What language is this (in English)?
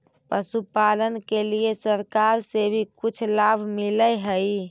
Magahi